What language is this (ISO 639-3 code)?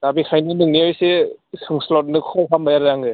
brx